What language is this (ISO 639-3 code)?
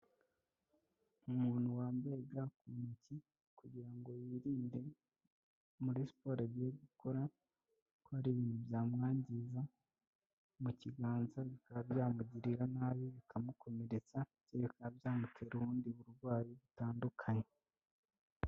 kin